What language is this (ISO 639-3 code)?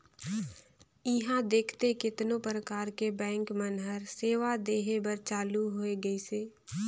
hne